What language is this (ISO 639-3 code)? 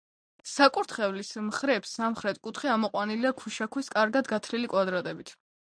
kat